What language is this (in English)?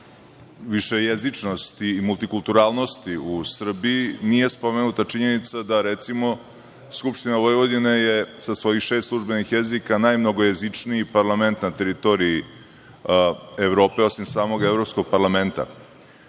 Serbian